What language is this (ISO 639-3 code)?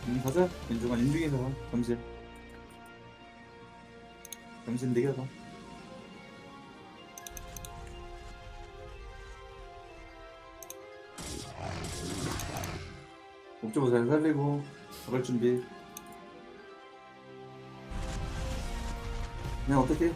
kor